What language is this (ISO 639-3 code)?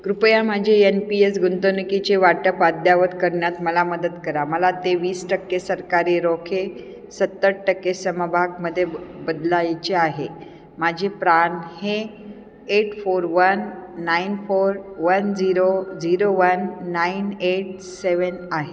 mar